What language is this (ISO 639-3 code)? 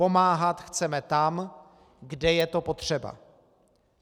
ces